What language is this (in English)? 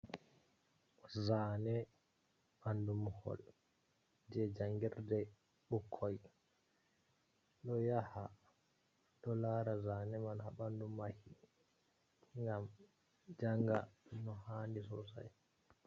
Fula